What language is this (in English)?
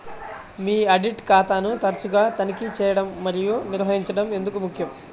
Telugu